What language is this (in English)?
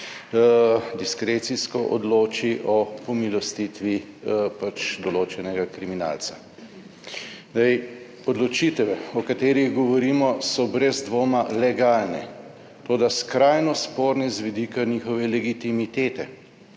Slovenian